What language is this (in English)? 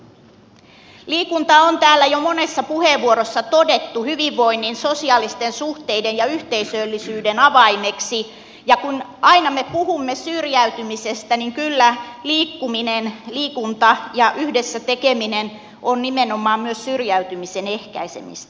Finnish